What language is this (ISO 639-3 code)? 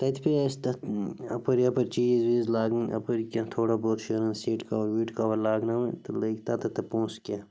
kas